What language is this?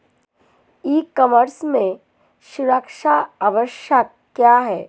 Hindi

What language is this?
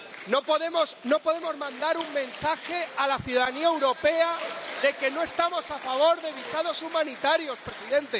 Spanish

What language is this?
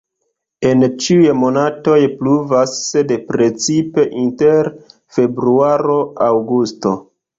Esperanto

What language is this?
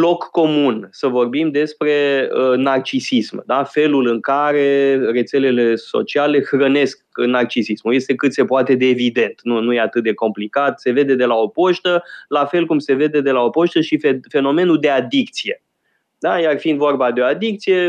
Romanian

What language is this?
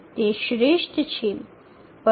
Gujarati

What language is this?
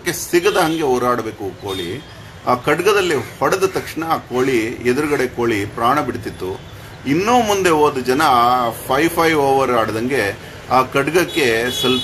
Kannada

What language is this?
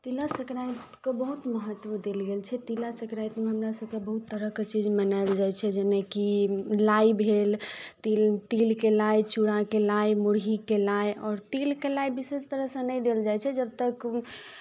Maithili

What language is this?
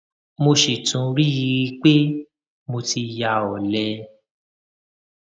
Yoruba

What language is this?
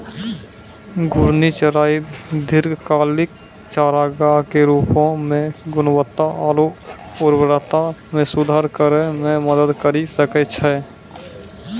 Maithili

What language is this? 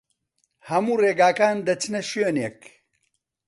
Central Kurdish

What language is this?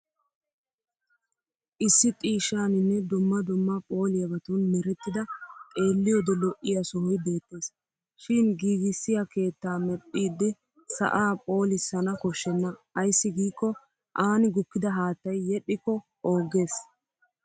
Wolaytta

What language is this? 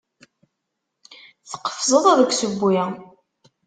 Kabyle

